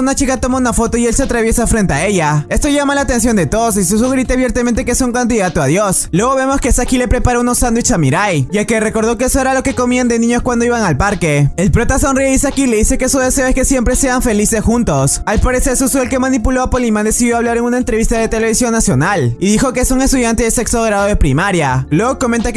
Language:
Spanish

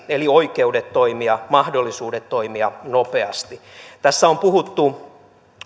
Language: Finnish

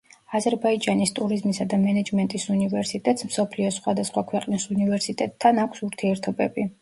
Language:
Georgian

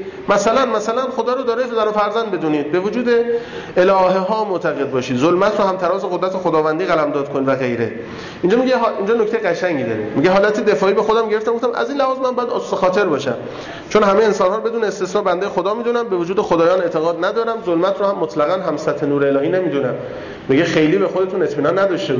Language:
Persian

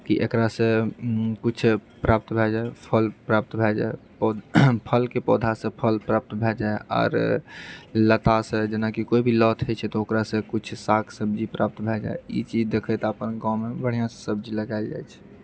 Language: Maithili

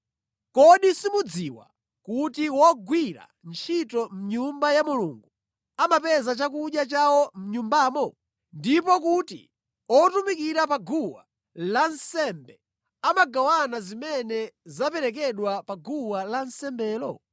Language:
Nyanja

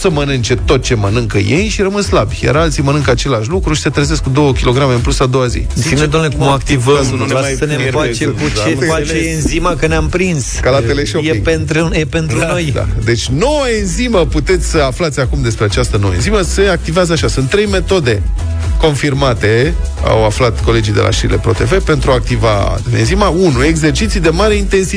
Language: Romanian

